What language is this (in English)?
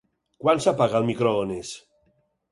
Catalan